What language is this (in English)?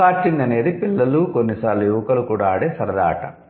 Telugu